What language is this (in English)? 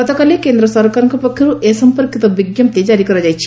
Odia